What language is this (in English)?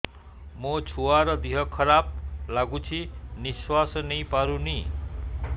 Odia